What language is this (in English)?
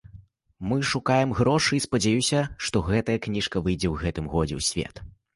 Belarusian